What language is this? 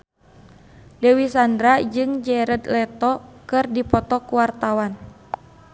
Sundanese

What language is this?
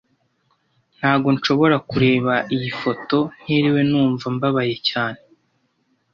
Kinyarwanda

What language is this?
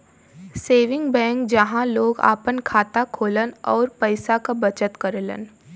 Bhojpuri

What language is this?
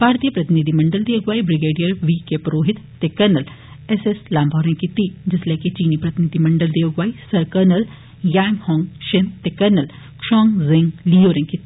Dogri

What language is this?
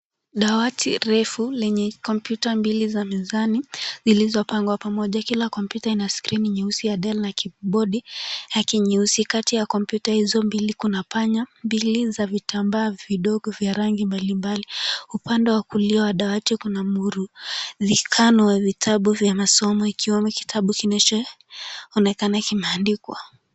Swahili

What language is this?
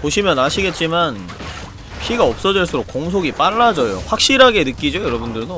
Korean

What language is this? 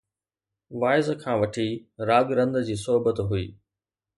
Sindhi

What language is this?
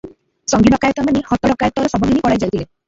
Odia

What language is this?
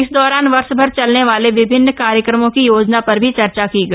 Hindi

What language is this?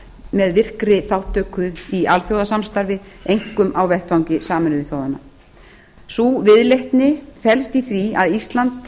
Icelandic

